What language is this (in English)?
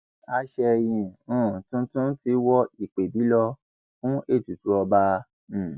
Yoruba